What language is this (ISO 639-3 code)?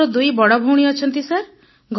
ori